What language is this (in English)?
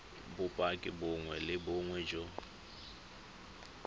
Tswana